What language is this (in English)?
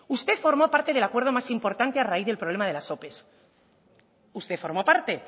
Spanish